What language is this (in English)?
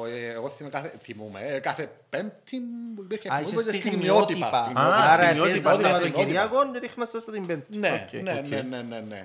Greek